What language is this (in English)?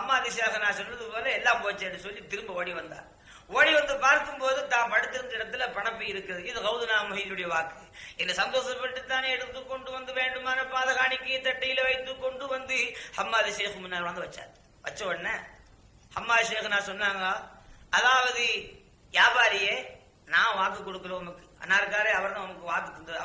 Tamil